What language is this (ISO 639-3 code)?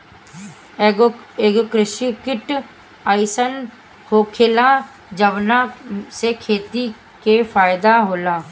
bho